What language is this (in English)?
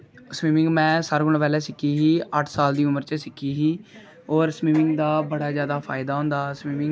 Dogri